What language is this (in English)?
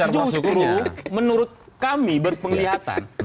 Indonesian